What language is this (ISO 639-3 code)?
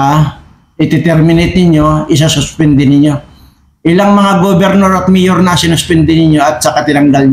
fil